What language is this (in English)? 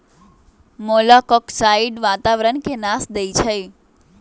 Magahi